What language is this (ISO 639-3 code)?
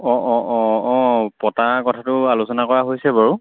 asm